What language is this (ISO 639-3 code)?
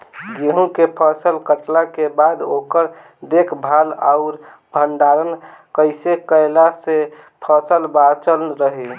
bho